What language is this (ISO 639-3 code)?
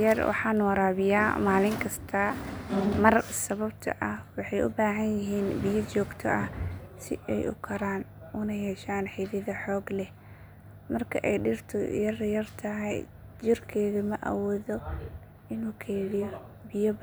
som